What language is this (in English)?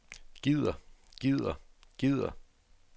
Danish